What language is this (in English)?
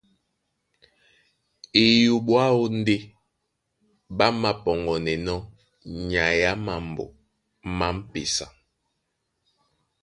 Duala